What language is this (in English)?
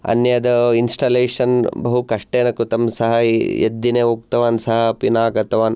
Sanskrit